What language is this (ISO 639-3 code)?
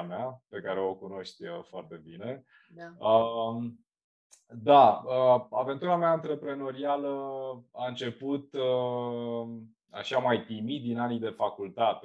ron